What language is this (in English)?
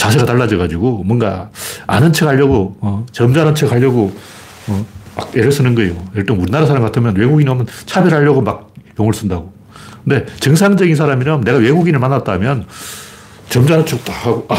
Korean